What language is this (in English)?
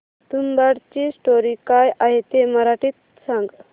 Marathi